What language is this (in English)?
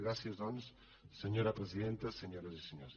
Catalan